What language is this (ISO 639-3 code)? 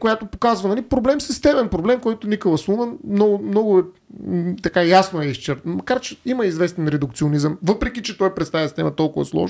bul